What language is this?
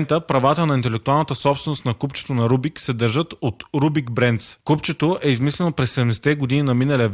Bulgarian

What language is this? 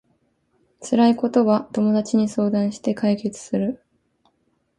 Japanese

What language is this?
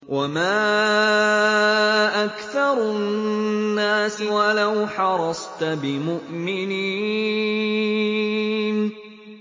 Arabic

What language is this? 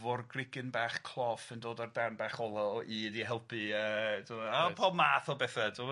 Welsh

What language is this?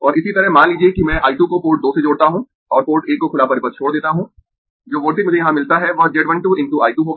Hindi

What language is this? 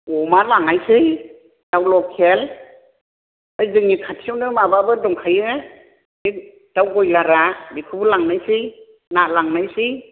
Bodo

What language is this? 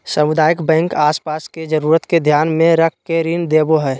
Magahi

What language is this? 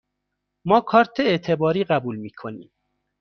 Persian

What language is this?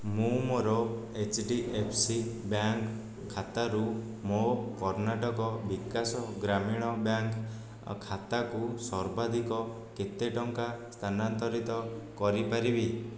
Odia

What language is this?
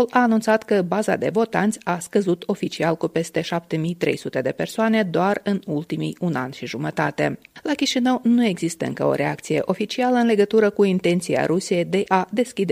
Romanian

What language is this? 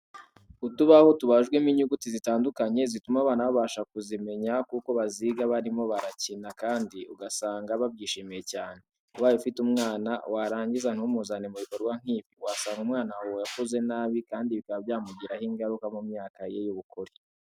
Kinyarwanda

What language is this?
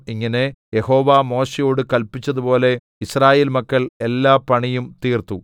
Malayalam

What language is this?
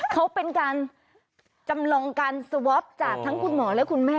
Thai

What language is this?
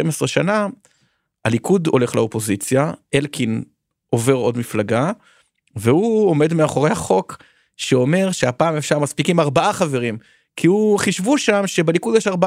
Hebrew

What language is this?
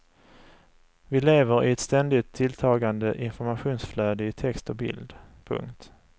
Swedish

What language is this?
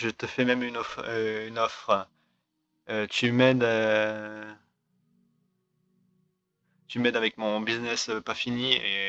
French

